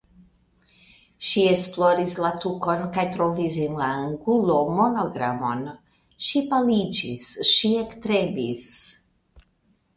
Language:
Esperanto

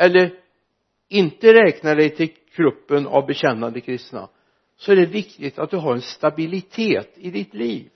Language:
Swedish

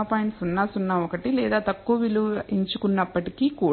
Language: Telugu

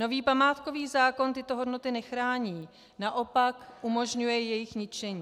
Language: Czech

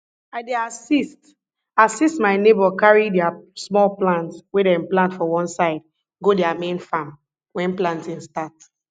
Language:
Nigerian Pidgin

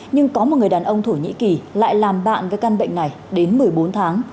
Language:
Vietnamese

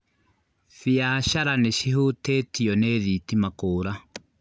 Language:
Kikuyu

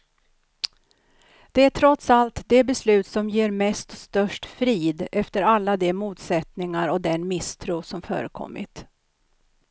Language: Swedish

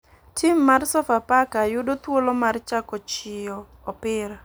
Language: Luo (Kenya and Tanzania)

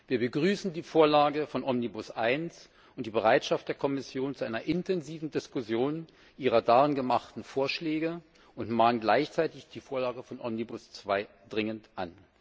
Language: German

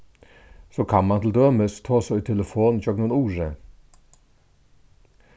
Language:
Faroese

